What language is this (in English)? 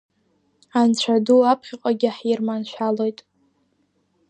Abkhazian